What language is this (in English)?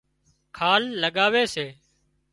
Wadiyara Koli